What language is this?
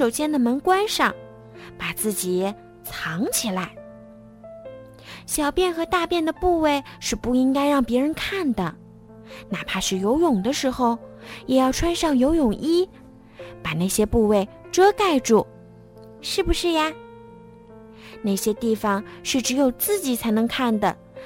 Chinese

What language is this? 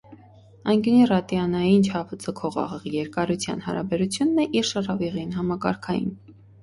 Armenian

